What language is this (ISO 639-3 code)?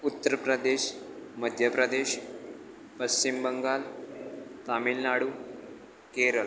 guj